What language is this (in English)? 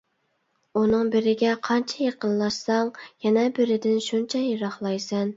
Uyghur